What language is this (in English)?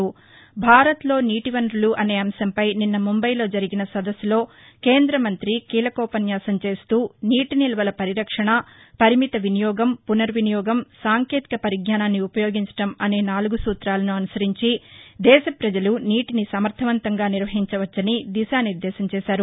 Telugu